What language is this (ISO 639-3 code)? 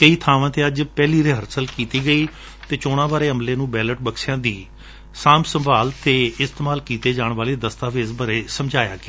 pan